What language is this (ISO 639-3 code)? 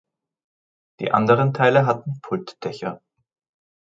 deu